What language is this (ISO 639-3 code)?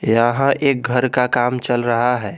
hin